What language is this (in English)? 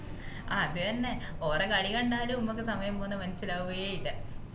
Malayalam